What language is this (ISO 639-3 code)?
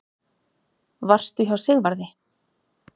isl